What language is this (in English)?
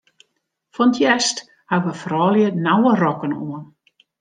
Western Frisian